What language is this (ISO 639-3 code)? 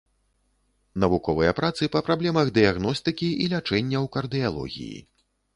bel